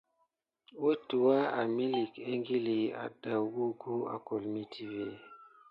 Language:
Gidar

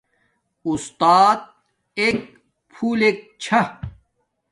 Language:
Domaaki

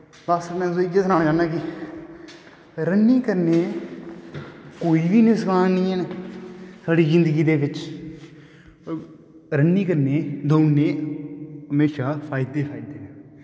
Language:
Dogri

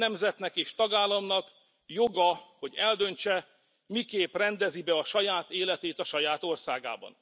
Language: Hungarian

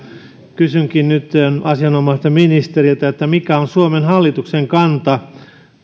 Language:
Finnish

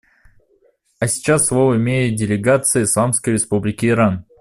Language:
Russian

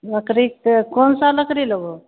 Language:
Maithili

